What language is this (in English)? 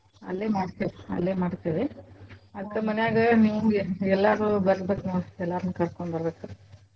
Kannada